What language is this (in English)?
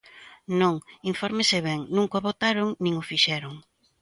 Galician